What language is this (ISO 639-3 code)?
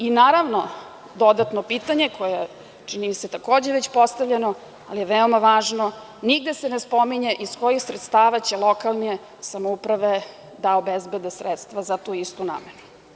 srp